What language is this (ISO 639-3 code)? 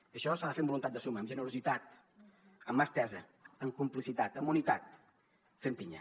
cat